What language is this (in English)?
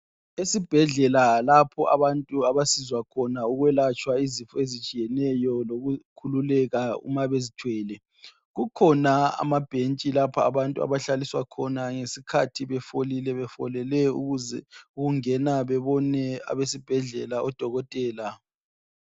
North Ndebele